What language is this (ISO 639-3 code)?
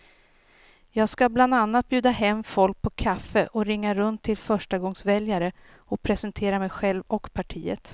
swe